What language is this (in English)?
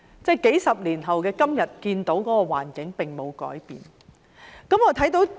Cantonese